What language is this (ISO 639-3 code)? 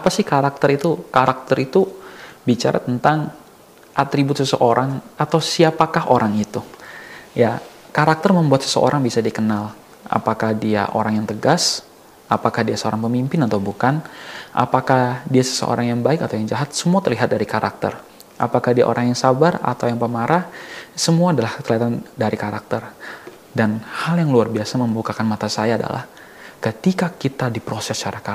ind